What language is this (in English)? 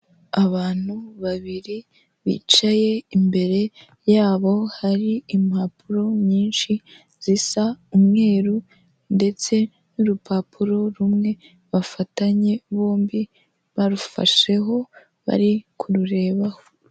Kinyarwanda